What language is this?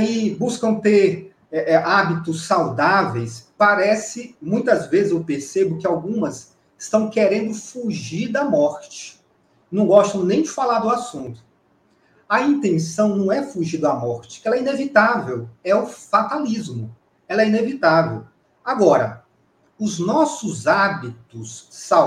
Portuguese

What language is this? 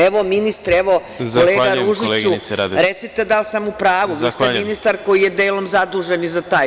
Serbian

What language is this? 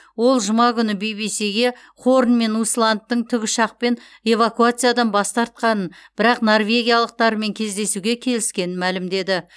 Kazakh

